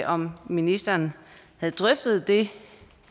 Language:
Danish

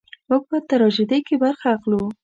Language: Pashto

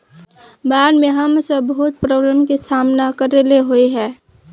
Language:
Magahi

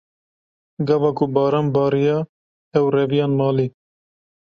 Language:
Kurdish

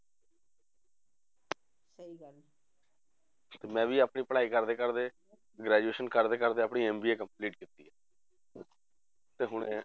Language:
Punjabi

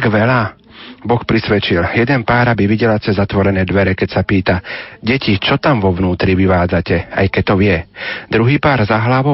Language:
Slovak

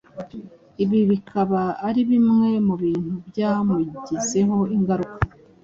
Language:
Kinyarwanda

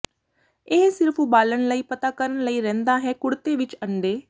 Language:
Punjabi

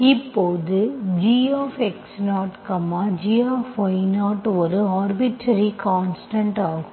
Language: Tamil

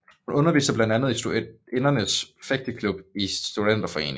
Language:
Danish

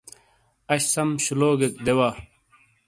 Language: Shina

